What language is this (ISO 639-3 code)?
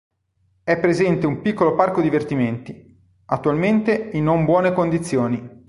ita